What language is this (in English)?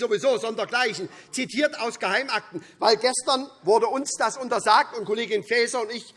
German